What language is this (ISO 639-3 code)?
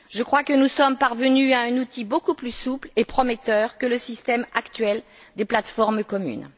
fra